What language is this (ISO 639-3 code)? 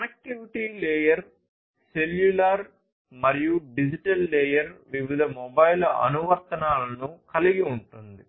tel